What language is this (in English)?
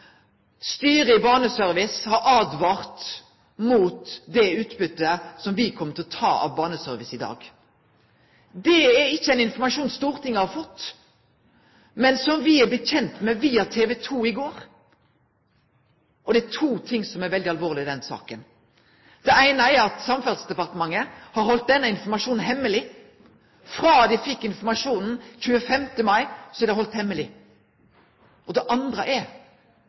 Norwegian Nynorsk